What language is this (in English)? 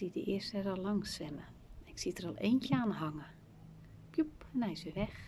Dutch